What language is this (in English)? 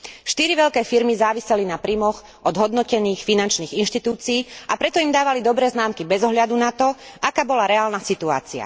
Slovak